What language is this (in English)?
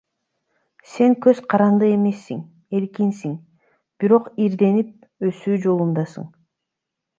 Kyrgyz